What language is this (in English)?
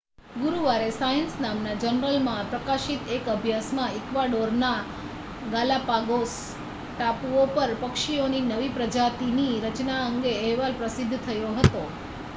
Gujarati